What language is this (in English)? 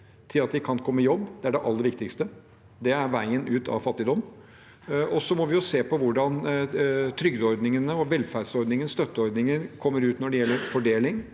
Norwegian